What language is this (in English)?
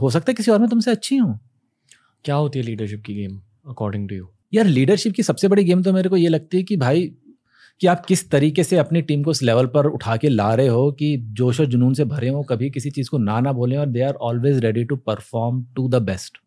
Hindi